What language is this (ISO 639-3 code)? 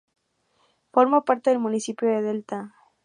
spa